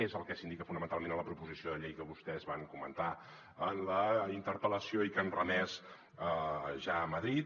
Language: Catalan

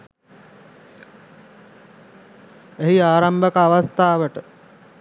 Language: Sinhala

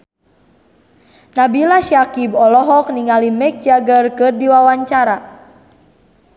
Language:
Sundanese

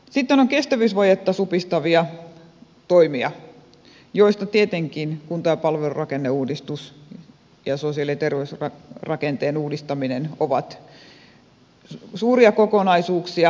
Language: Finnish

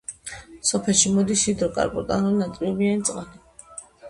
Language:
Georgian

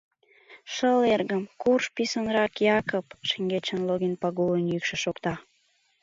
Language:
Mari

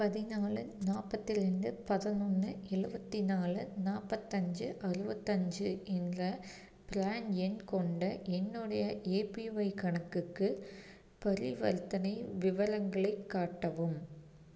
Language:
Tamil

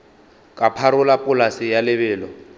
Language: Northern Sotho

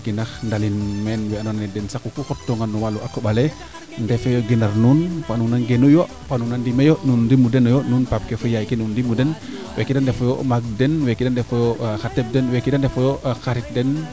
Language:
Serer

